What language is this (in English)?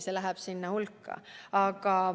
Estonian